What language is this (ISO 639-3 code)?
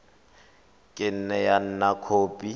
tsn